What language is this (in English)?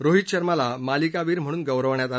Marathi